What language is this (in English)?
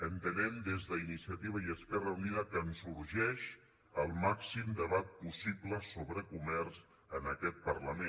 Catalan